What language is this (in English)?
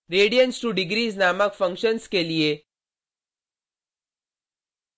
Hindi